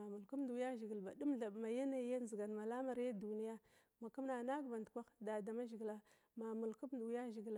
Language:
Glavda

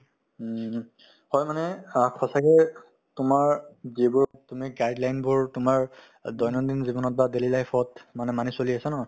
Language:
Assamese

